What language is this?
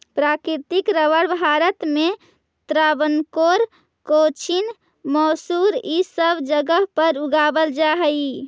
Magahi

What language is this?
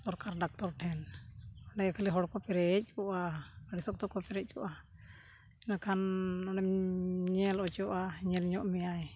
Santali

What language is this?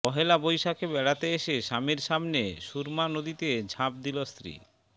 Bangla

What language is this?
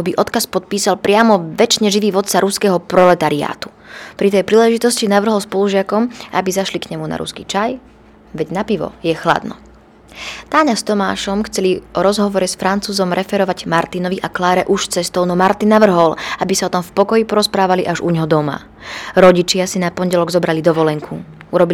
Slovak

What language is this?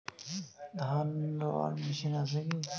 Bangla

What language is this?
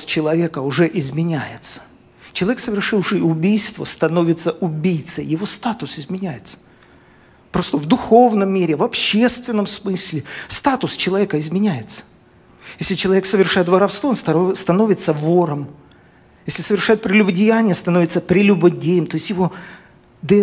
Russian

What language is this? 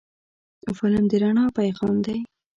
Pashto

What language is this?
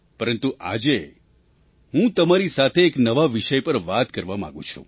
Gujarati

